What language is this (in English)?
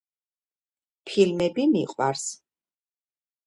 Georgian